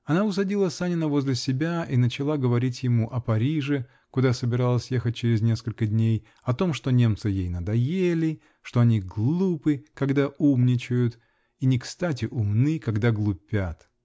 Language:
Russian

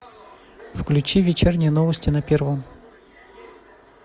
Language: Russian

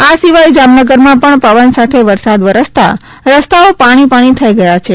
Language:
Gujarati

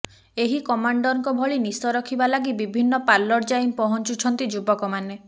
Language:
Odia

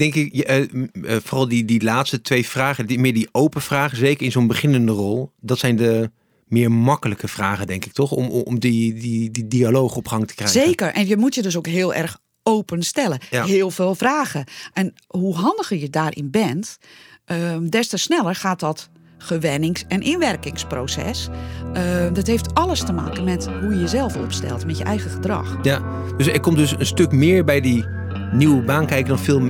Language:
Dutch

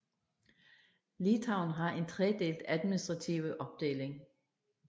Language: Danish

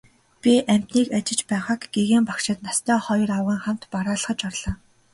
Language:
Mongolian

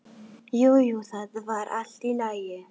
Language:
Icelandic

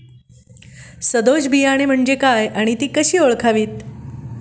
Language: Marathi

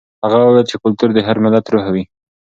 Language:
Pashto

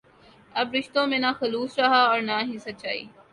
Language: Urdu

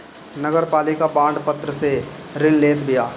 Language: Bhojpuri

